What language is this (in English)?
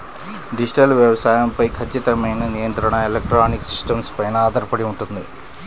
Telugu